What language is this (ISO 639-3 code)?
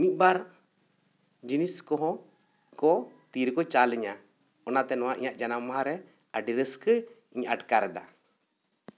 sat